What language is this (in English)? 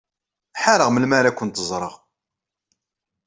Kabyle